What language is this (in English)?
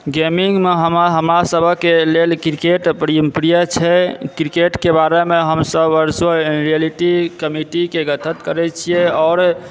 Maithili